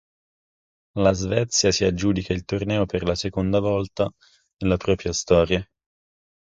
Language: Italian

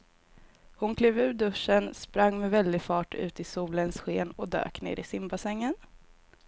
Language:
Swedish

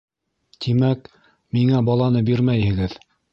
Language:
Bashkir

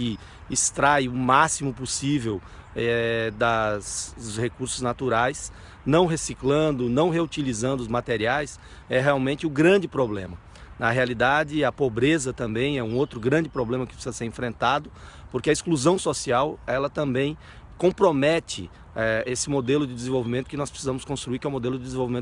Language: Portuguese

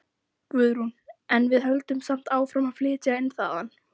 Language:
Icelandic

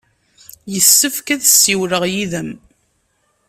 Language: Kabyle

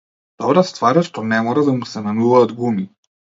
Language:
Macedonian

